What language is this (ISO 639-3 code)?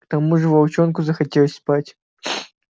rus